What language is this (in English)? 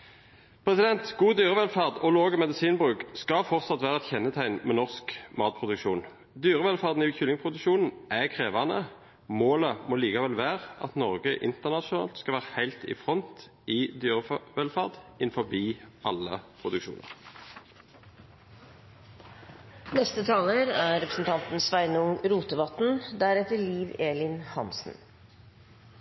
Norwegian